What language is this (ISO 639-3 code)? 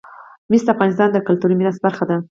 pus